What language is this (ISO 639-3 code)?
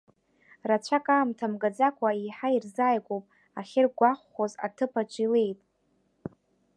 abk